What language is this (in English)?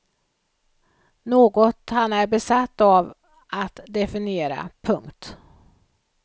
Swedish